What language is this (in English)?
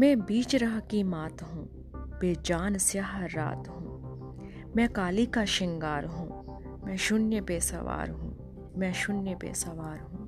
Hindi